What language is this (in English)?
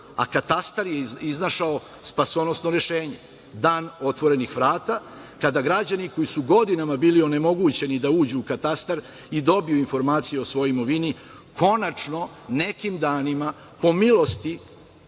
Serbian